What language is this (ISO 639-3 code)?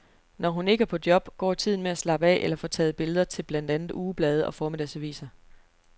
dan